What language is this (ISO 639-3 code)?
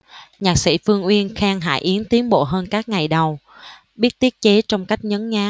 vie